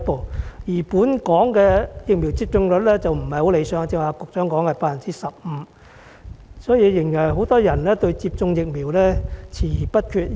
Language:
Cantonese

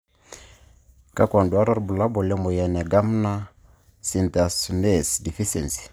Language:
Masai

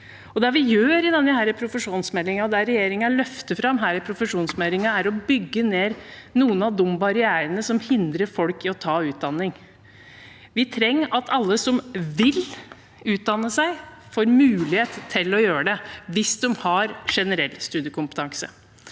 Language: Norwegian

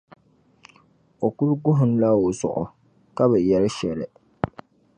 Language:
Dagbani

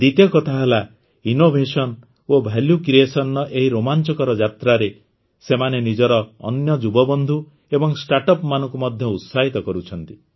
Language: Odia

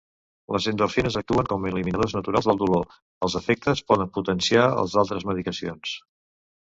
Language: Catalan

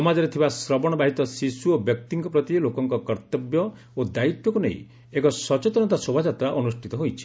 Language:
Odia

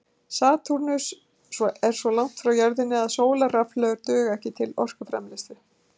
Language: Icelandic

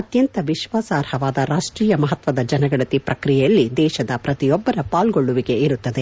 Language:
Kannada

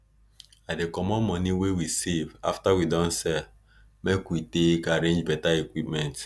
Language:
Nigerian Pidgin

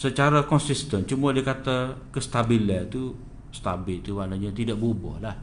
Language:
Malay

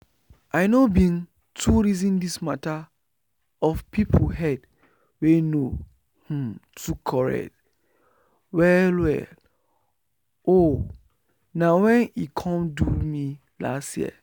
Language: Nigerian Pidgin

